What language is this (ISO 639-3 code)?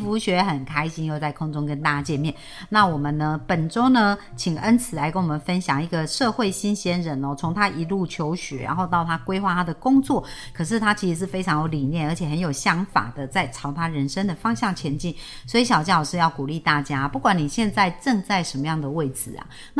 zho